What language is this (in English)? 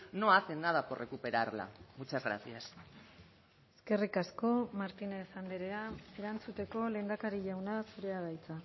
Basque